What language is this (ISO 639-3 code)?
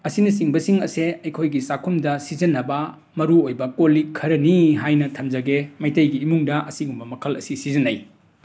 mni